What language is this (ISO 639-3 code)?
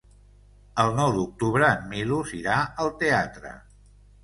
cat